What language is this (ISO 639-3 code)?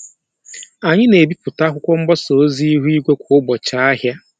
ibo